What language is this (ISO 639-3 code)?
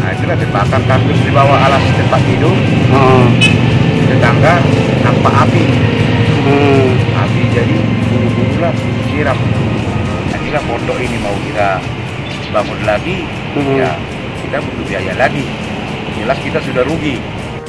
ind